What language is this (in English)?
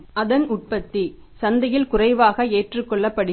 Tamil